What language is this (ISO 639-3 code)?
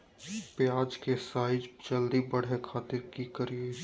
mag